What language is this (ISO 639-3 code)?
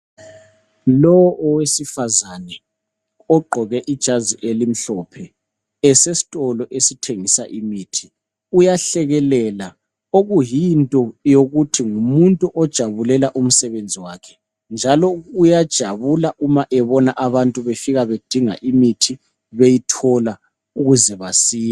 nde